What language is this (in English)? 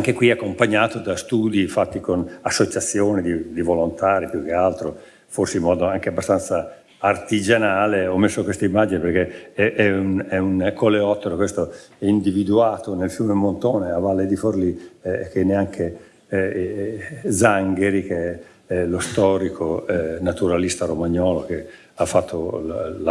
Italian